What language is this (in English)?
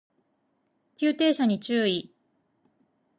Japanese